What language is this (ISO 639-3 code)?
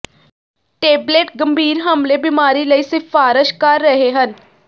pan